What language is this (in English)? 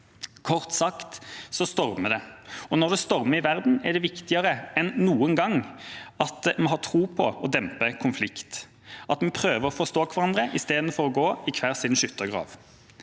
Norwegian